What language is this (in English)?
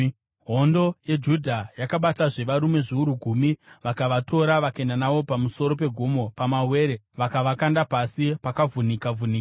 Shona